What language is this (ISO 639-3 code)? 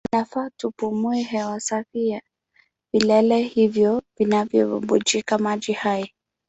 swa